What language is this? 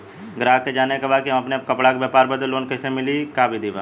Bhojpuri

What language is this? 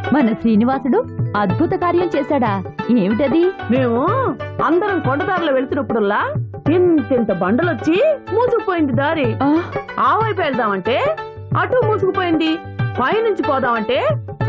Hindi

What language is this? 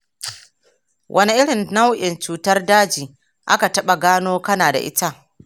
Hausa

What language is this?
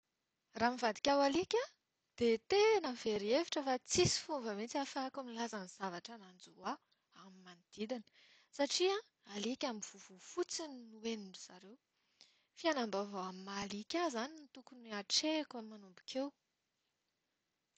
Malagasy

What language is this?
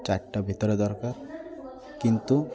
Odia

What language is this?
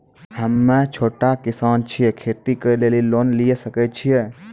Maithili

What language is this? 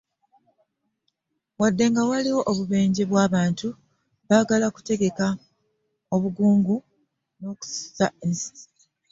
Ganda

